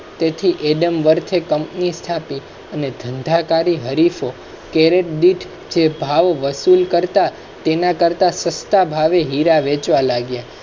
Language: Gujarati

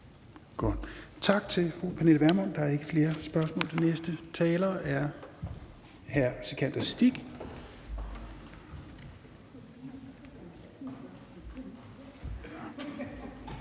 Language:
Danish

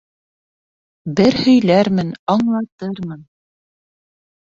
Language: Bashkir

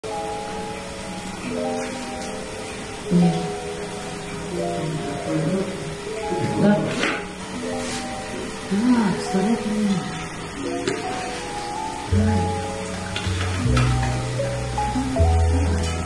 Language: Arabic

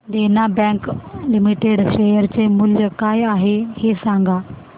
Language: Marathi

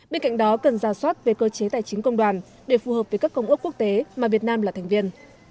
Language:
Vietnamese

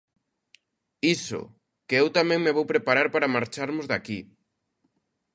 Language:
Galician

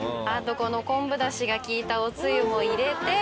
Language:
Japanese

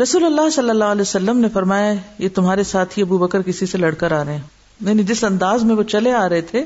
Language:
Urdu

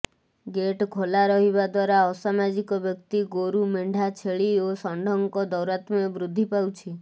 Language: Odia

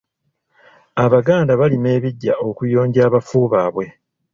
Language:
Ganda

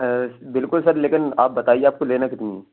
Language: Urdu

